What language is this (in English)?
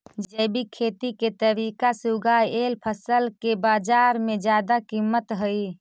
Magahi